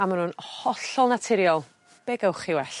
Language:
Welsh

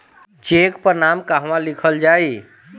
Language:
Bhojpuri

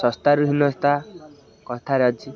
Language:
Odia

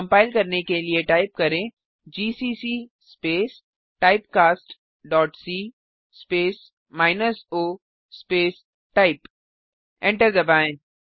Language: Hindi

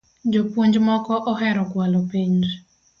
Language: Luo (Kenya and Tanzania)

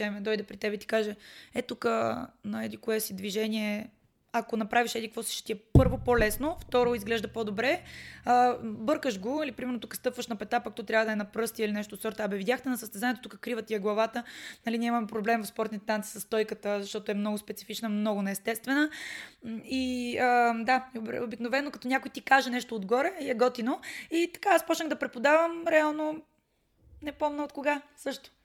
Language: Bulgarian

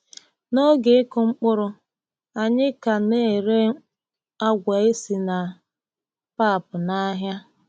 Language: Igbo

